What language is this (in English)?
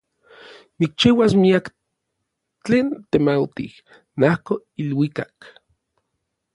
Orizaba Nahuatl